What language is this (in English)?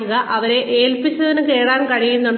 Malayalam